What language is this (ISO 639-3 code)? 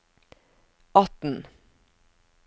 nor